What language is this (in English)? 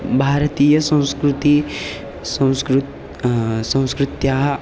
Sanskrit